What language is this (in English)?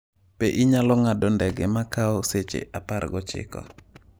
Luo (Kenya and Tanzania)